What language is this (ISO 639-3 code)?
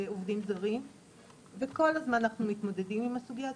heb